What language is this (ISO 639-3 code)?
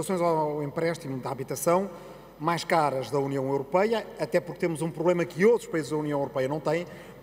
por